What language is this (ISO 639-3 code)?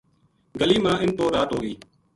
gju